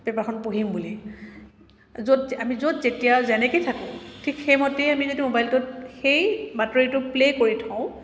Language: Assamese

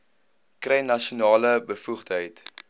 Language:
Afrikaans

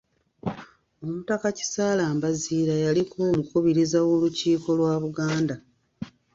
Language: Ganda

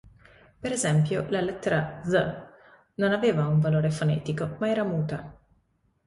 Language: Italian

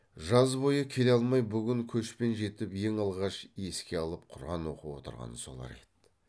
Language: Kazakh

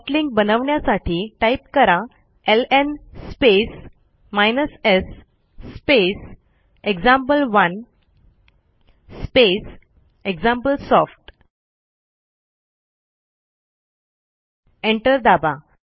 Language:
Marathi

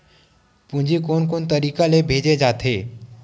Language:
Chhattisgarhi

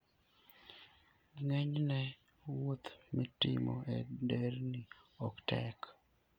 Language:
Luo (Kenya and Tanzania)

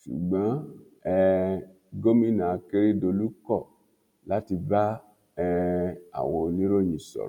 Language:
Yoruba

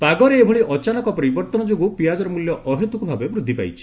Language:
Odia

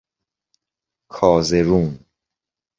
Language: Persian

